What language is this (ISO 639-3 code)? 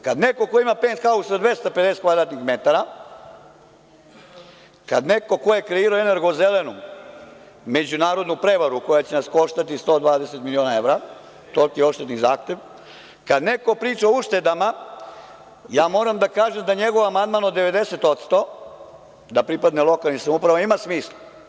srp